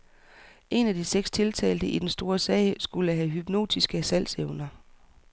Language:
Danish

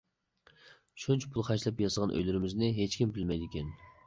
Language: Uyghur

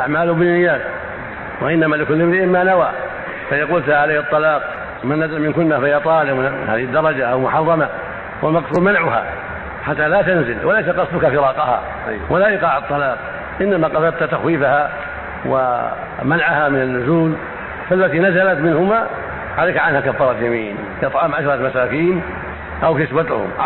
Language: Arabic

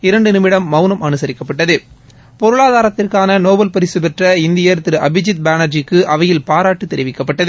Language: Tamil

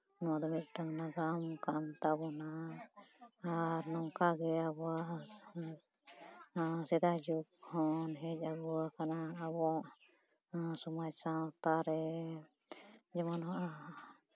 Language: Santali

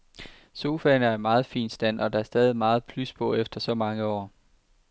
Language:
Danish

